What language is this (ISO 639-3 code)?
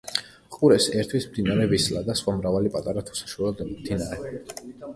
kat